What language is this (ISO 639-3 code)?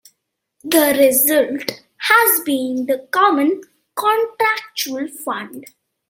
eng